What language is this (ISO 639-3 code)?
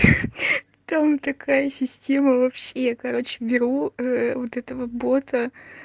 rus